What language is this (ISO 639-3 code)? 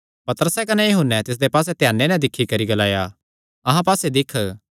xnr